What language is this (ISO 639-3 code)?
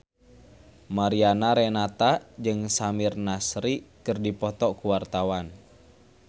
sun